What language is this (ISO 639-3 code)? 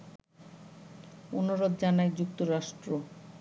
ben